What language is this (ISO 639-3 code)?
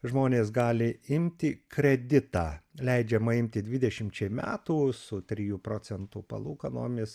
lit